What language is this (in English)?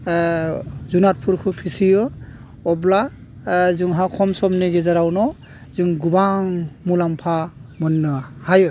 Bodo